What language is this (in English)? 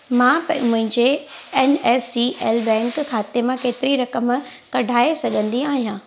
Sindhi